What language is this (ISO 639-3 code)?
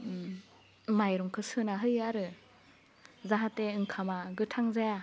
brx